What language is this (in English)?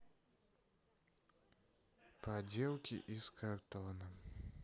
Russian